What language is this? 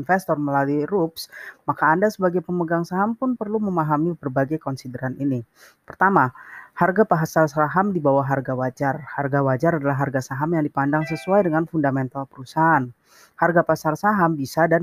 Indonesian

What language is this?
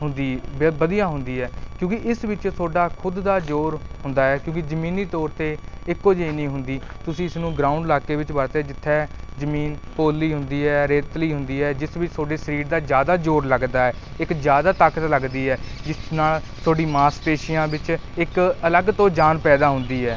Punjabi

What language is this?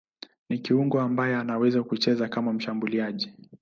Swahili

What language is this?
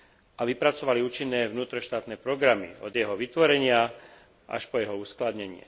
Slovak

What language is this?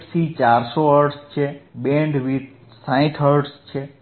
Gujarati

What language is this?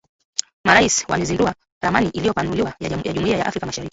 Swahili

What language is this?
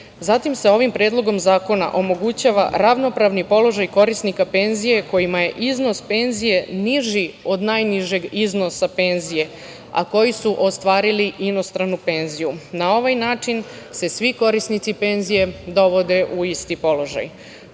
Serbian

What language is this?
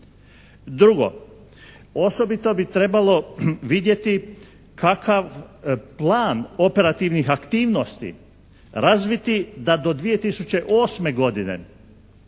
Croatian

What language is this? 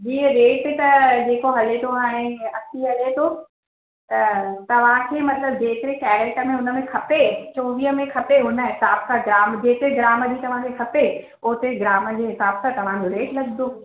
Sindhi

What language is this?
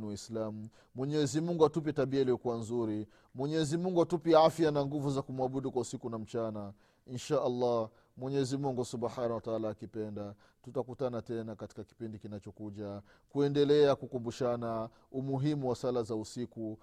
Swahili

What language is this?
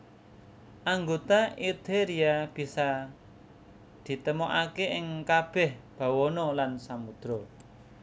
Javanese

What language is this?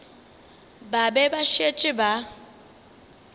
Northern Sotho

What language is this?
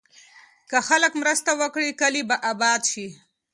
Pashto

